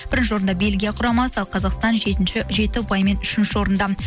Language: Kazakh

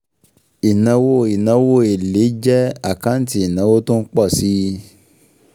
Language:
Yoruba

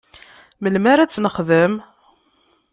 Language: Kabyle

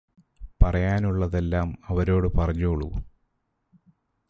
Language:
Malayalam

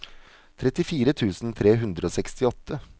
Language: Norwegian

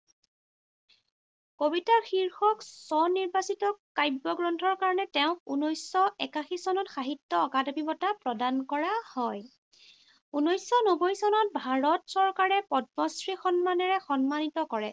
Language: Assamese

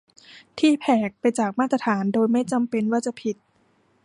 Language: Thai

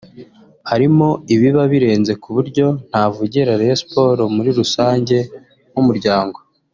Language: Kinyarwanda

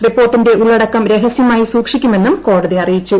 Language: Malayalam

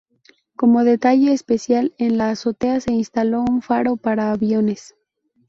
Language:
Spanish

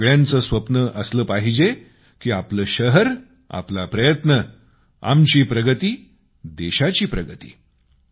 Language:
Marathi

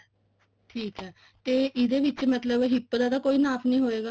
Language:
Punjabi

